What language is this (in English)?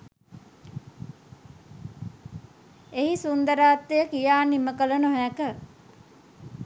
Sinhala